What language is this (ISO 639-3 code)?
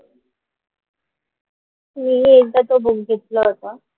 mar